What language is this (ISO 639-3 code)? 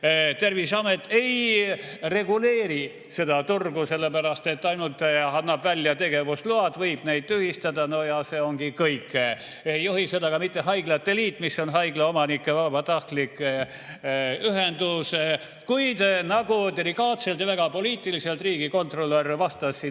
est